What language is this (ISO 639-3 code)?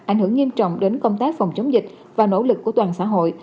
vie